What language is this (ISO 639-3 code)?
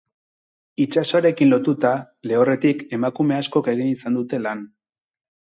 eus